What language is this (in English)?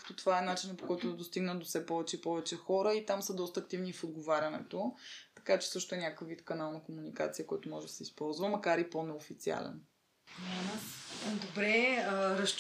Bulgarian